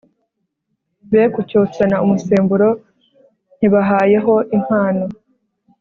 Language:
Kinyarwanda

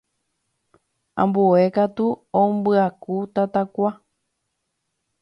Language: Guarani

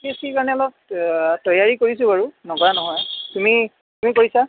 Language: Assamese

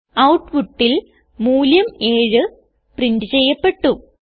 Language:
Malayalam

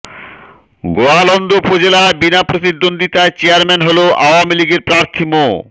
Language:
Bangla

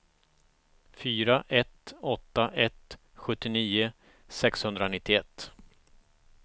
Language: Swedish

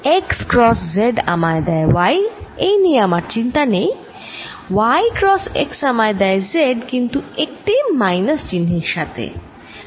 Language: Bangla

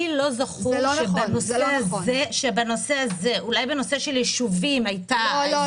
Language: Hebrew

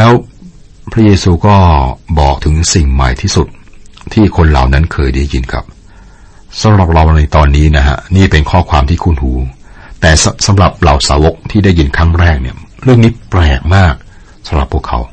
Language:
Thai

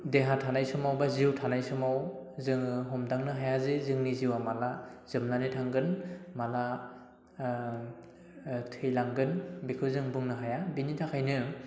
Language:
Bodo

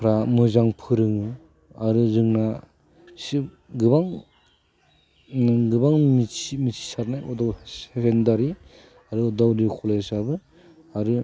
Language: Bodo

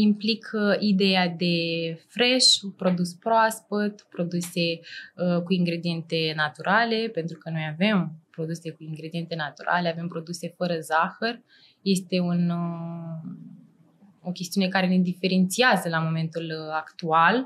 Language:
Romanian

